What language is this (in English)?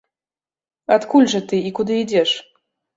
Belarusian